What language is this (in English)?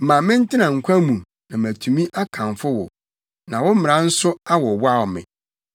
Akan